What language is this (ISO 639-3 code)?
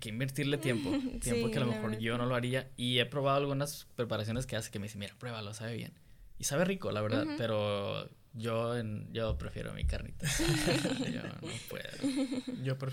spa